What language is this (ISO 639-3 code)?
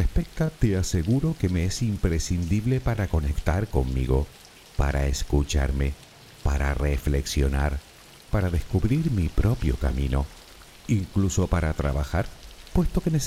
spa